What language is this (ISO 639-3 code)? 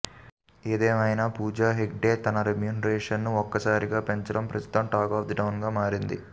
tel